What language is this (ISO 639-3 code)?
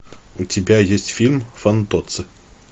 rus